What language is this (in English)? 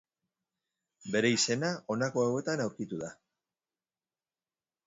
Basque